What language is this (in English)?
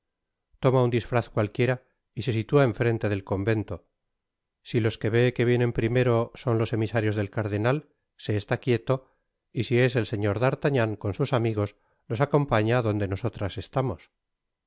Spanish